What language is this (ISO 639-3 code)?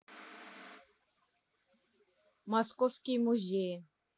rus